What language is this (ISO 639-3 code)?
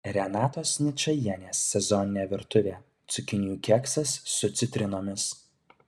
lit